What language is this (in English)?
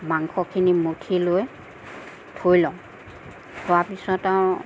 Assamese